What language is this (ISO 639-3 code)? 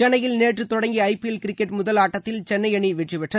tam